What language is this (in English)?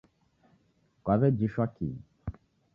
Taita